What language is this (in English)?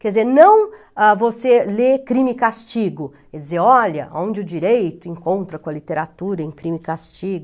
Portuguese